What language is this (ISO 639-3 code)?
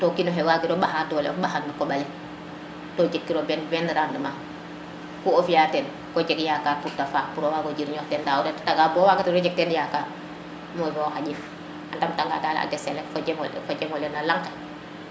srr